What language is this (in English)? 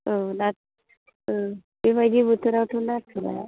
Bodo